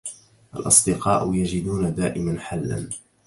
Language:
Arabic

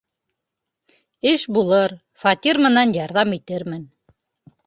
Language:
Bashkir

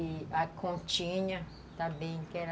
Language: Portuguese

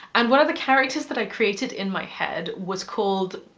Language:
English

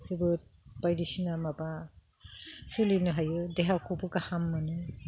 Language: Bodo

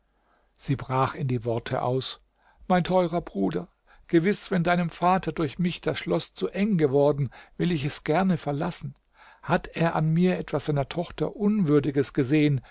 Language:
German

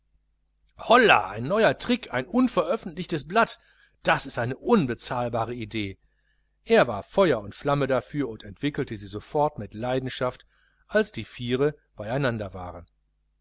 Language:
German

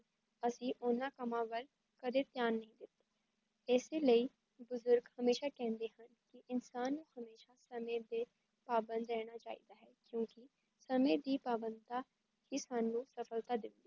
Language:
Punjabi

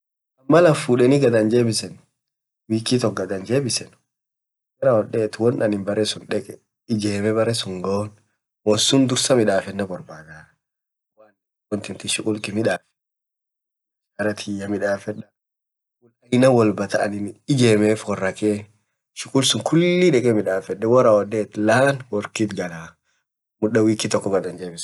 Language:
Orma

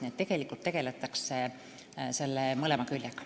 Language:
Estonian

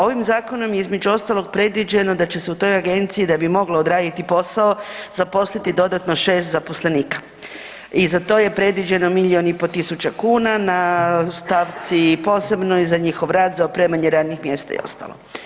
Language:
Croatian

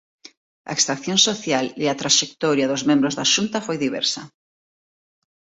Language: Galician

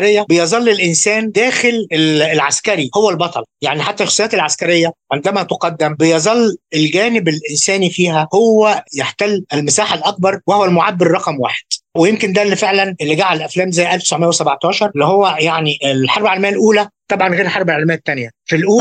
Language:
Arabic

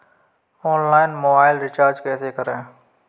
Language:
Hindi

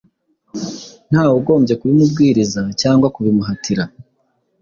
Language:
Kinyarwanda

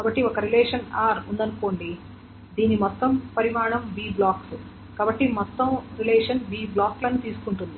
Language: Telugu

